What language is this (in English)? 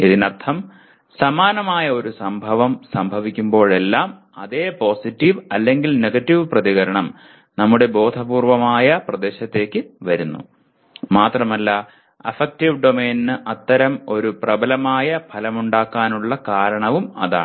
Malayalam